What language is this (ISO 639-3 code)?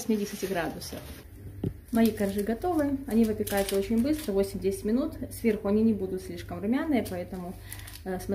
rus